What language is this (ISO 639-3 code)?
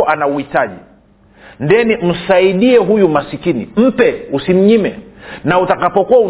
swa